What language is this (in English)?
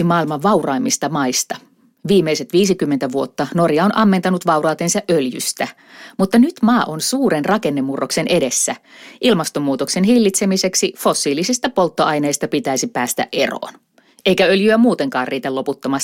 Finnish